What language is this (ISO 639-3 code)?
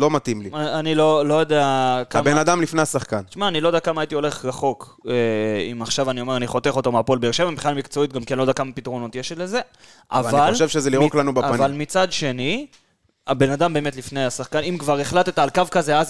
heb